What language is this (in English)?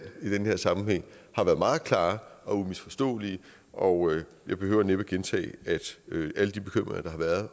Danish